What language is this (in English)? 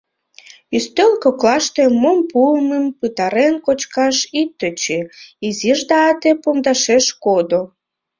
Mari